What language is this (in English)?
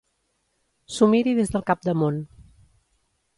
Catalan